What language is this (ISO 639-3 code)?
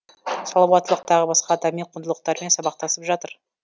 kaz